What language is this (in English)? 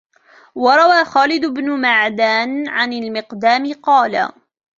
Arabic